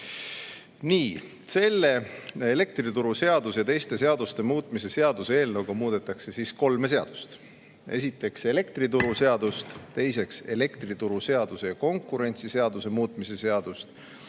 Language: Estonian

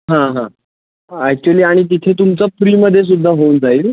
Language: Marathi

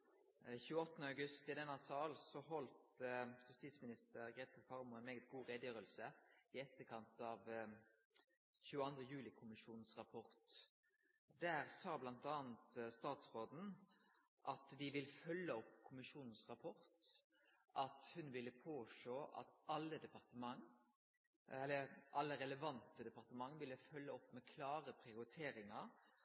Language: Norwegian Nynorsk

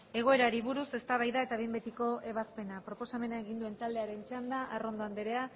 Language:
Basque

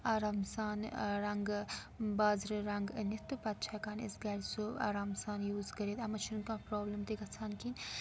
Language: Kashmiri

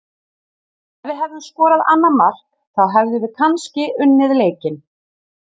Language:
Icelandic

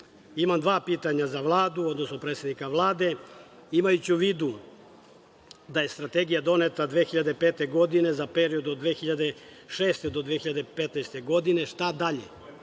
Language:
Serbian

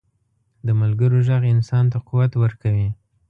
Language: Pashto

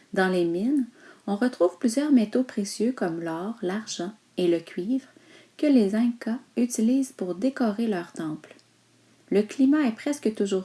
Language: French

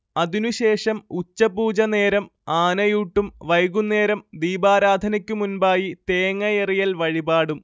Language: Malayalam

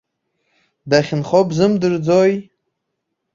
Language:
Abkhazian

